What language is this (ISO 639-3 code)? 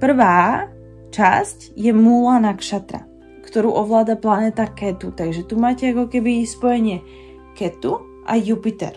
slk